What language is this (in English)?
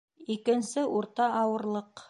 Bashkir